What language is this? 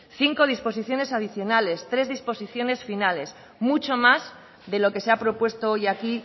Spanish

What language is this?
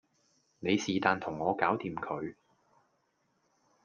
Cantonese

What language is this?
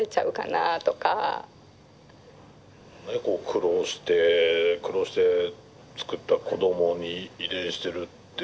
Japanese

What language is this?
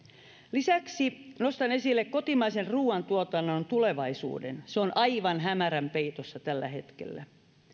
Finnish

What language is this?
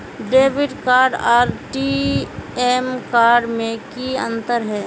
Magahi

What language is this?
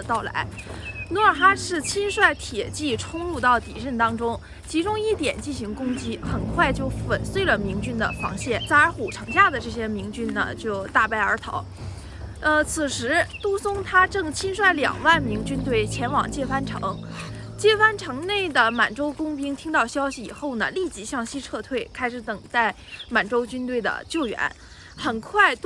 Chinese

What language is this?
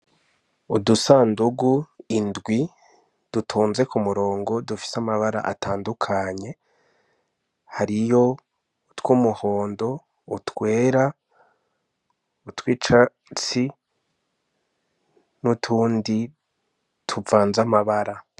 Rundi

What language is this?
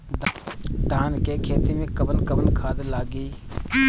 Bhojpuri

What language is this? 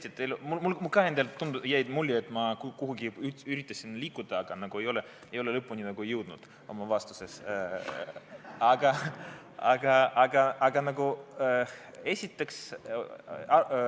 Estonian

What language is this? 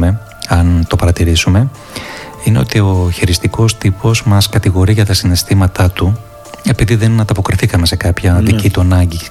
Greek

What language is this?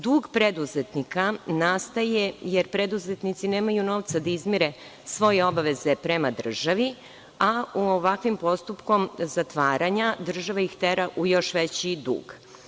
Serbian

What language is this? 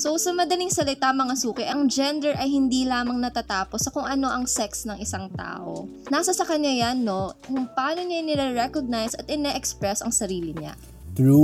Filipino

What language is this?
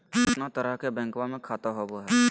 Magahi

